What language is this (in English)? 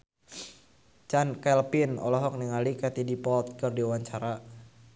Sundanese